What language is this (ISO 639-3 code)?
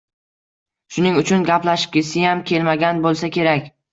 uzb